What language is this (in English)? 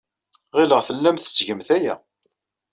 Kabyle